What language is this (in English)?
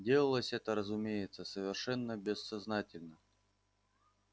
Russian